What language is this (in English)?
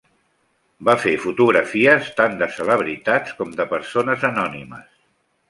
Catalan